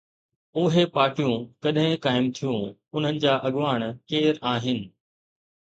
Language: Sindhi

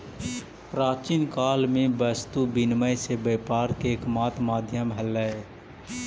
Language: Magahi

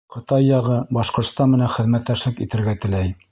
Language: Bashkir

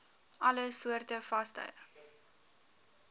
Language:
Afrikaans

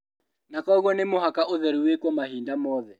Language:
Kikuyu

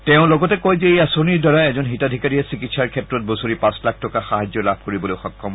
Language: Assamese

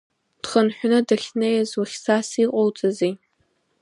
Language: Abkhazian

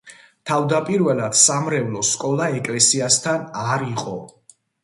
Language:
Georgian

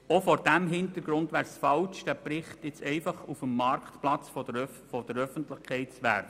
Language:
Swiss German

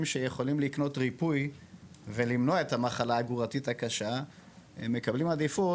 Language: Hebrew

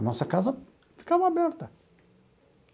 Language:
Portuguese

